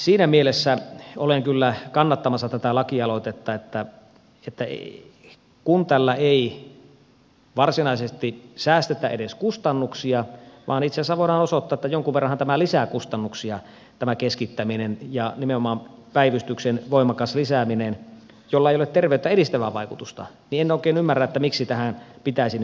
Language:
Finnish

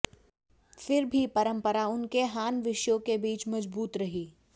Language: Hindi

